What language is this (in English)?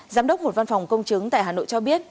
Vietnamese